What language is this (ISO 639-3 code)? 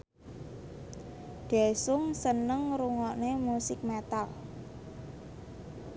jav